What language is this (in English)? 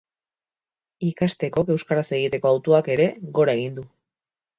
Basque